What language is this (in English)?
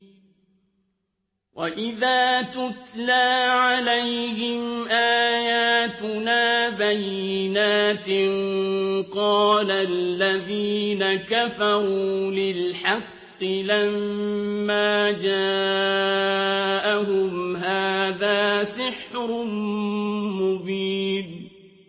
Arabic